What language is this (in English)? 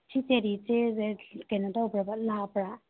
Manipuri